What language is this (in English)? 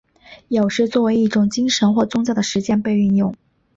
Chinese